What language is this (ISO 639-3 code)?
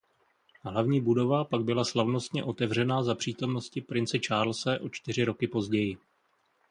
ces